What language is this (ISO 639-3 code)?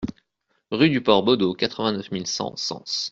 fra